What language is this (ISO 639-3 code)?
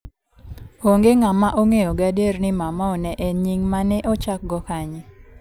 luo